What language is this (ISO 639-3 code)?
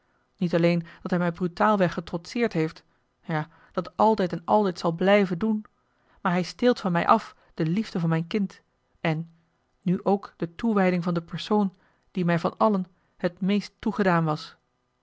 nld